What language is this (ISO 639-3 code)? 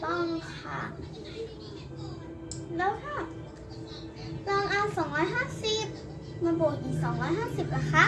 tha